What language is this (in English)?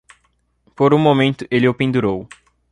Portuguese